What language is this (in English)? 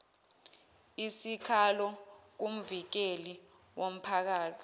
Zulu